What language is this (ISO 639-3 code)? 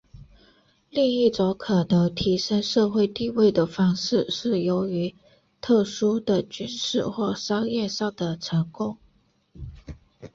zho